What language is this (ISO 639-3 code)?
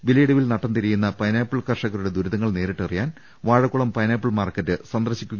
mal